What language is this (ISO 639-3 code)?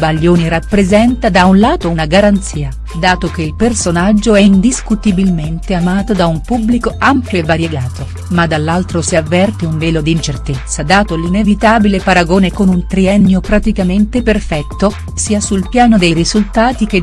ita